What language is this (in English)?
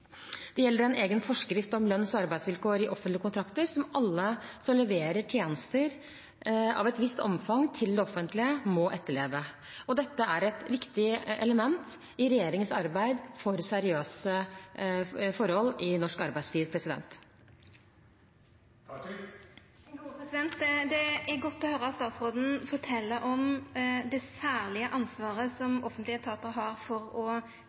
Norwegian